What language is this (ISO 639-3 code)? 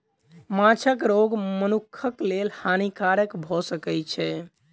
mai